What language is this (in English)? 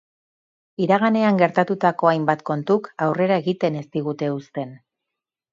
Basque